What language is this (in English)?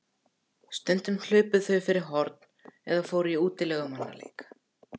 Icelandic